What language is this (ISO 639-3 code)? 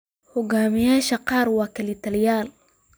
som